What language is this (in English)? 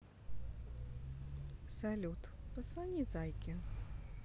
Russian